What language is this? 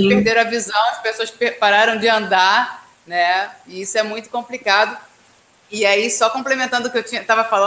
Portuguese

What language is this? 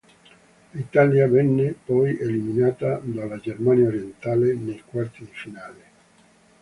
Italian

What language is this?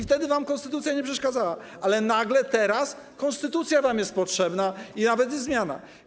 Polish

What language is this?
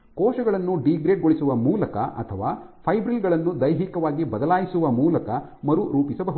Kannada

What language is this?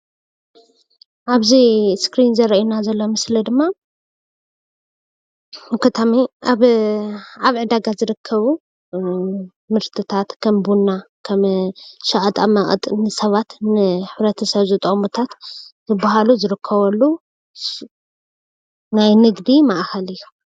Tigrinya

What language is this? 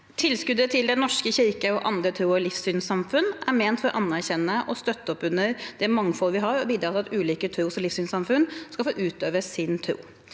Norwegian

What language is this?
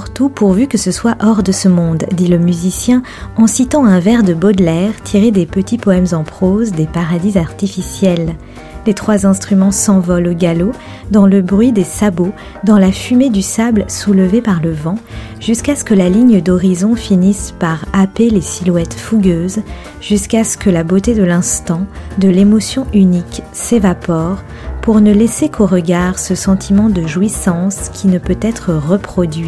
French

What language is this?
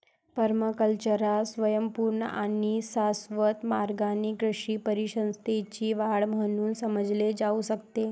Marathi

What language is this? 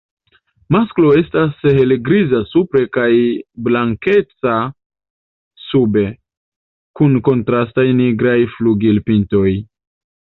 Esperanto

